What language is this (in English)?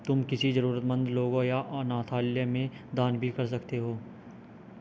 Hindi